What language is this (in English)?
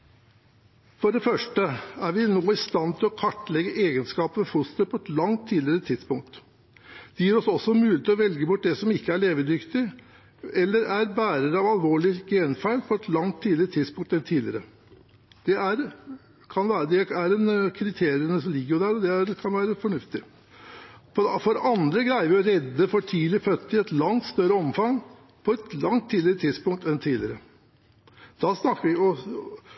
Norwegian Bokmål